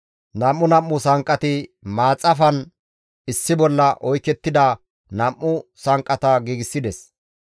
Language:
Gamo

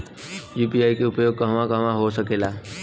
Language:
Bhojpuri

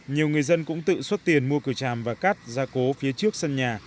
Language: Vietnamese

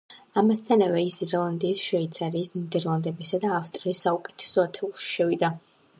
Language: Georgian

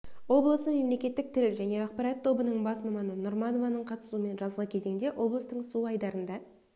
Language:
Kazakh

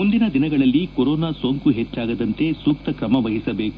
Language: Kannada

